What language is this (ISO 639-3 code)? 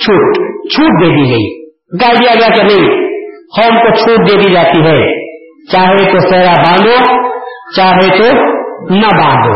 urd